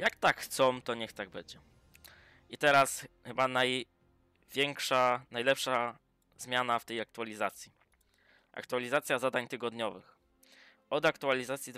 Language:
Polish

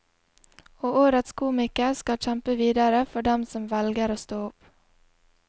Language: Norwegian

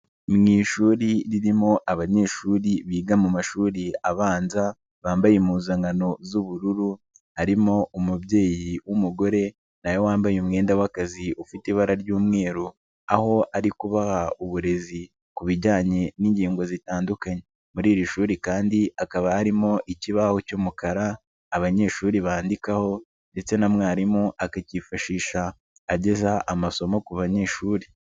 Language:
Kinyarwanda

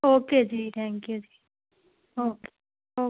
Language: Punjabi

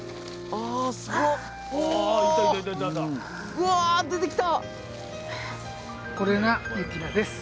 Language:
Japanese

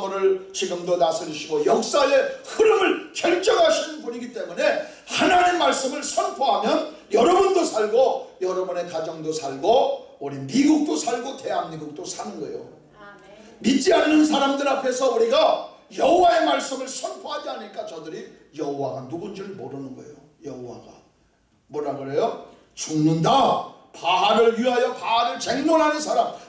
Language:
Korean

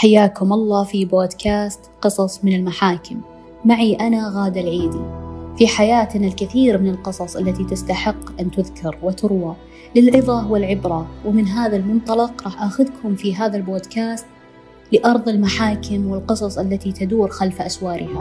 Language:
Arabic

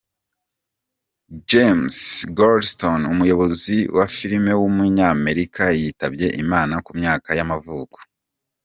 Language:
Kinyarwanda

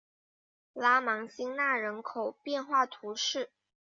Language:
Chinese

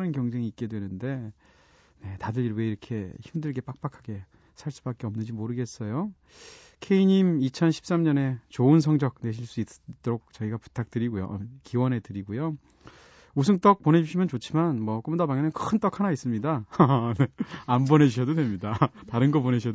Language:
Korean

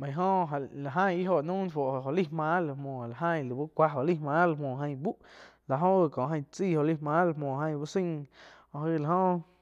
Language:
Quiotepec Chinantec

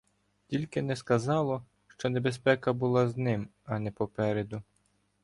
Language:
Ukrainian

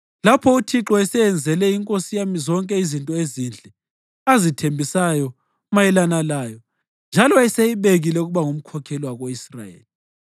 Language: North Ndebele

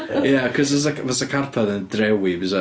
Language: Welsh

